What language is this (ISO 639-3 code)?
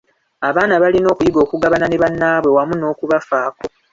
lug